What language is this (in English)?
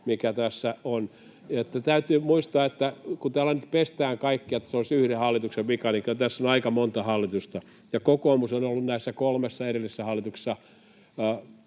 Finnish